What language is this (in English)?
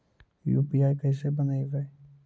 Magahi